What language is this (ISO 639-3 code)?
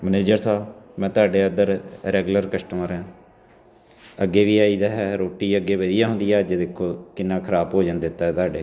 pan